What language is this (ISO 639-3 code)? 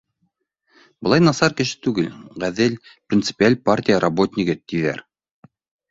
bak